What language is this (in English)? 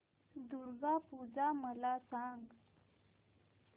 Marathi